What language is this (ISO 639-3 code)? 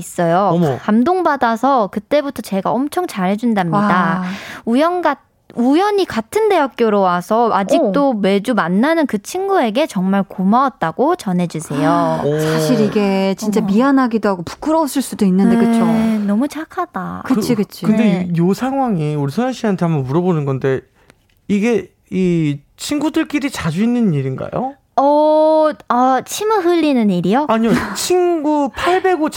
kor